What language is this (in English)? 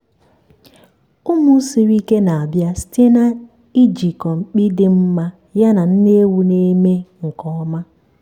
Igbo